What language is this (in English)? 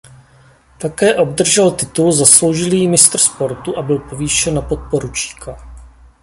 Czech